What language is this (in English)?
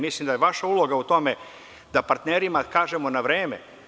Serbian